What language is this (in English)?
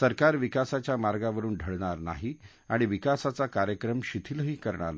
Marathi